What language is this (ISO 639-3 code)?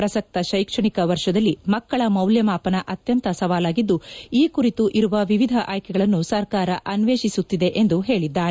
kan